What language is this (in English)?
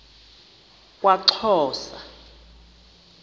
Xhosa